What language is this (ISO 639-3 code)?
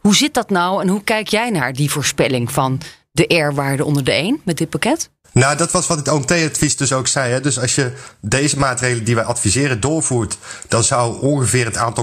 nld